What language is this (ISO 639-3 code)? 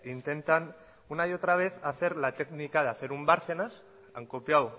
spa